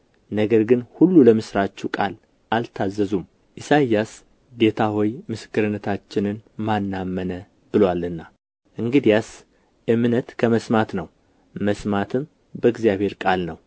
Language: Amharic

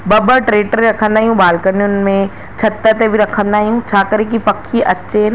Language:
Sindhi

